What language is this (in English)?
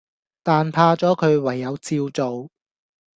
Cantonese